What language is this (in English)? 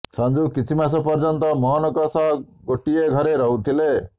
Odia